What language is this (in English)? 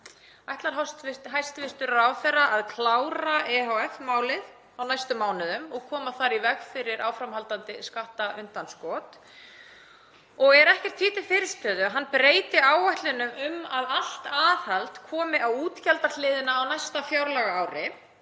Icelandic